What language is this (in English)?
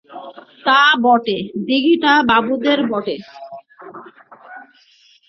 Bangla